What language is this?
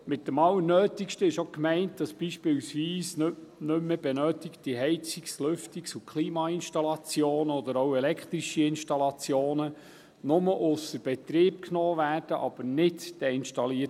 Swiss German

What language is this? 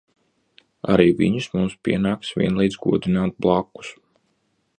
Latvian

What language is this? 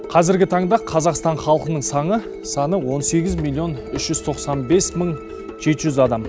Kazakh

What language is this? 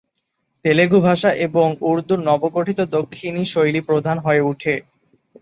Bangla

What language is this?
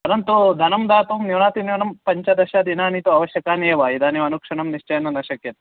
Sanskrit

